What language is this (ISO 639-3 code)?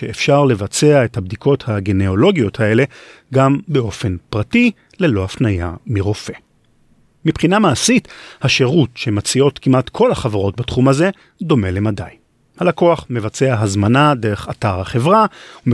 heb